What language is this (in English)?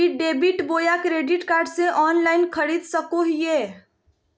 Magahi